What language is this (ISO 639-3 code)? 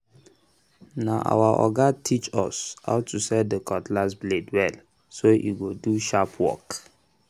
pcm